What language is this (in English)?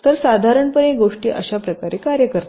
Marathi